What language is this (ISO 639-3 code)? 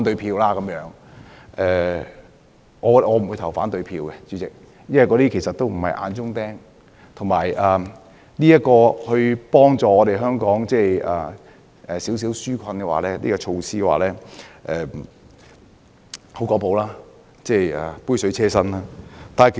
yue